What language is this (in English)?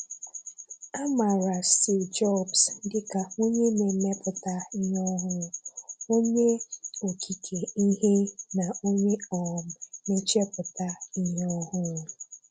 Igbo